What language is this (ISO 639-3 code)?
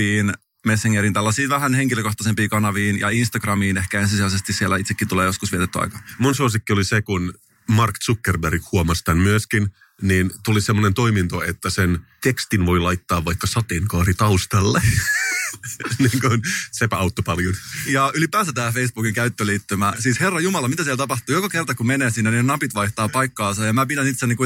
fin